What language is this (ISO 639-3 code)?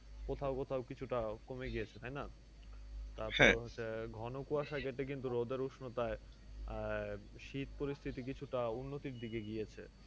ben